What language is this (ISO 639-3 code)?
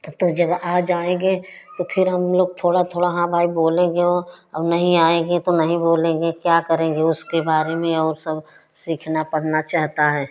hin